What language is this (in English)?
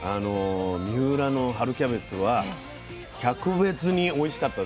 Japanese